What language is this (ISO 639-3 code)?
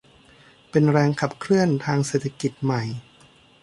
tha